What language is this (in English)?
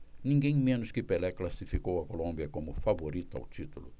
Portuguese